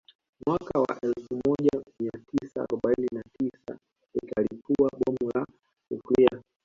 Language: Swahili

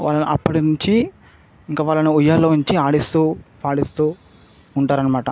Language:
Telugu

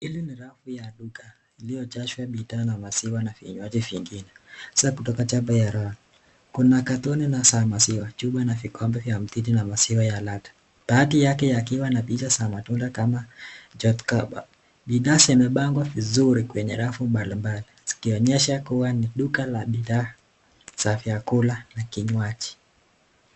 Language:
Swahili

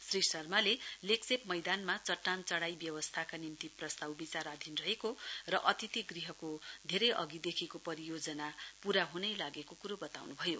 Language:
Nepali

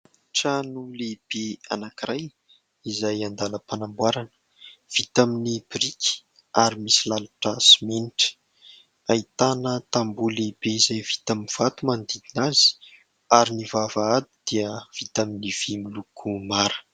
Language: Malagasy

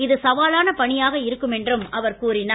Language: Tamil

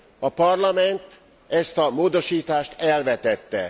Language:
Hungarian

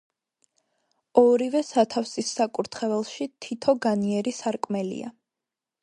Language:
Georgian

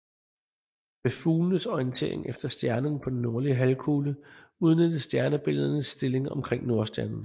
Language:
Danish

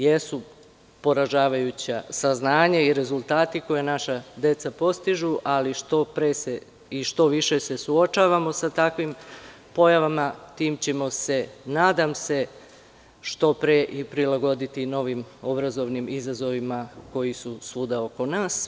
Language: Serbian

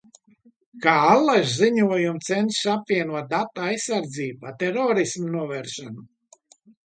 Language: Latvian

